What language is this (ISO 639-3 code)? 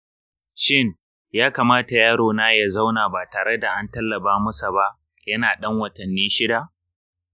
hau